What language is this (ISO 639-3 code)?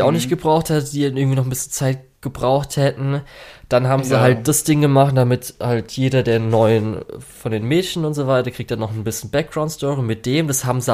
deu